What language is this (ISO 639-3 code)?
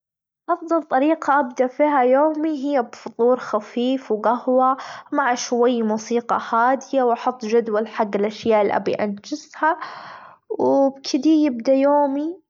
afb